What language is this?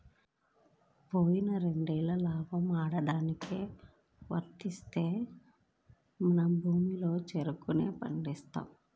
Telugu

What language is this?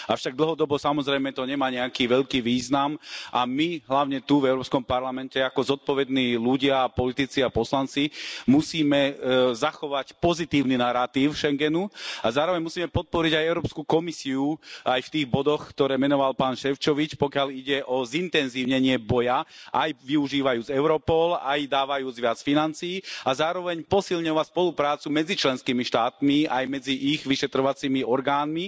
Slovak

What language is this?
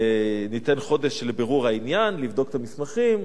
Hebrew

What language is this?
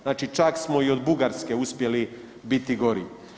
Croatian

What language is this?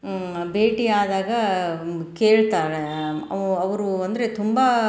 Kannada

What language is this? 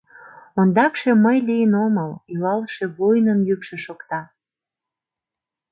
Mari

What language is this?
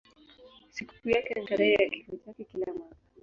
Swahili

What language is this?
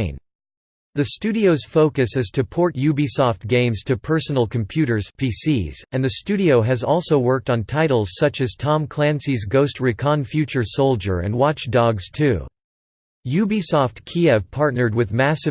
English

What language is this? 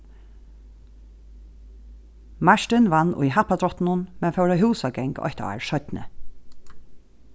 Faroese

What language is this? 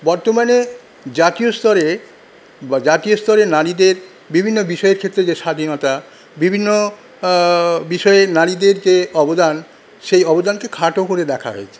Bangla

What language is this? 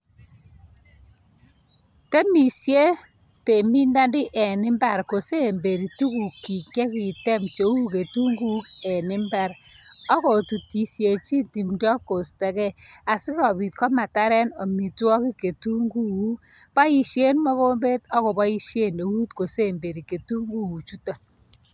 Kalenjin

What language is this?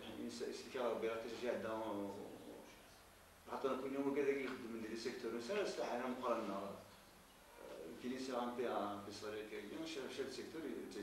Arabic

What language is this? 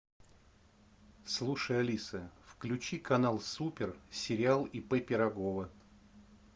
Russian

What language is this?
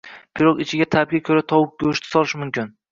Uzbek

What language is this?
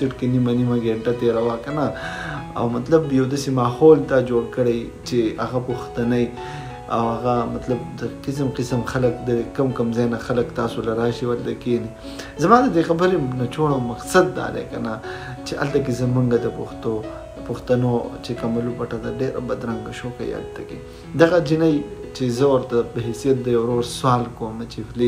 Romanian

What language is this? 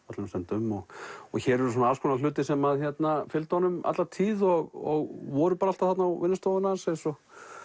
Icelandic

